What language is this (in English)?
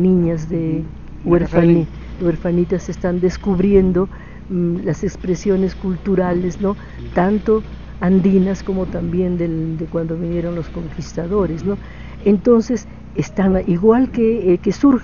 Spanish